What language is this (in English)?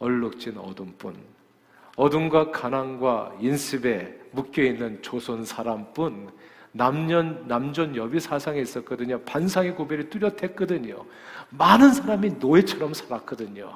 Korean